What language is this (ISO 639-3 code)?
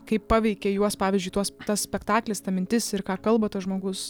lit